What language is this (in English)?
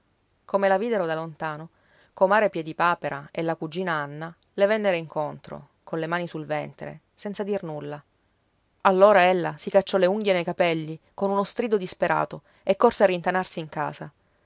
Italian